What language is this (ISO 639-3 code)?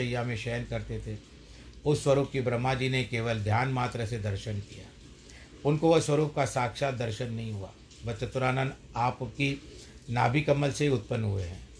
hin